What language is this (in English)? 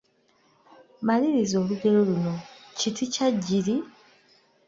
Ganda